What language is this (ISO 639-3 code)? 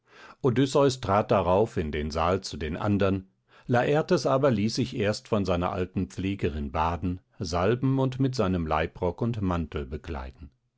deu